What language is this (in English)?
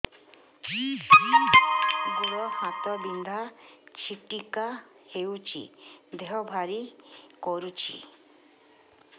Odia